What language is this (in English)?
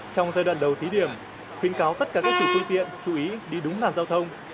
Vietnamese